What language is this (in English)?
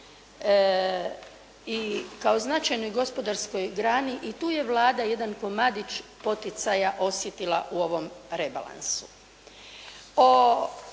Croatian